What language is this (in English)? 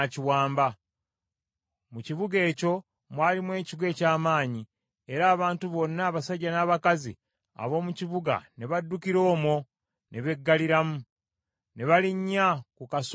Ganda